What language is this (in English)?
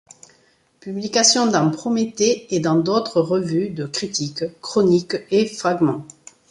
French